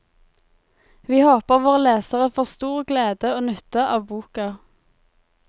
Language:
Norwegian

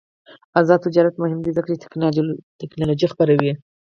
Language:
Pashto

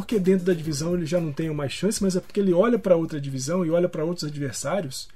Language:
Portuguese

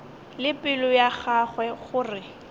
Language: Northern Sotho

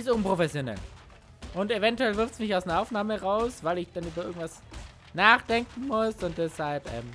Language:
German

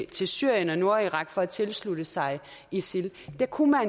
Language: Danish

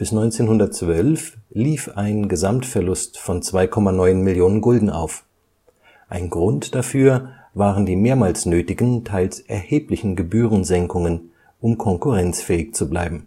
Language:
German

